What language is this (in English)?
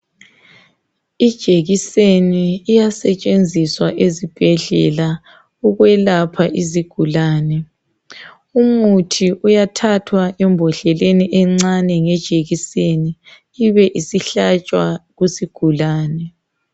North Ndebele